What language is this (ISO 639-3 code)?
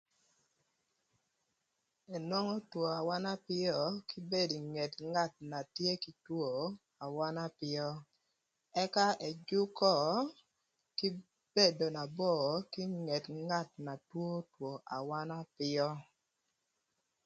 lth